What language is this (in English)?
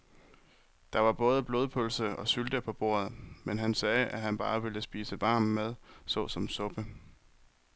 Danish